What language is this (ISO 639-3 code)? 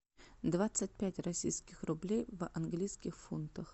rus